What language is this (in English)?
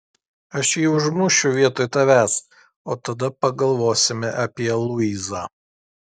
Lithuanian